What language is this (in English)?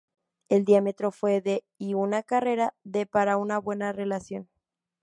Spanish